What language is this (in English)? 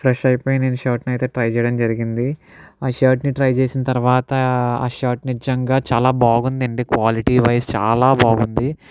Telugu